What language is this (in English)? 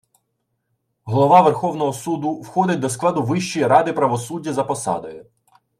Ukrainian